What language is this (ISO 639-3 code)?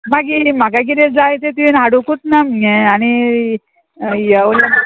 kok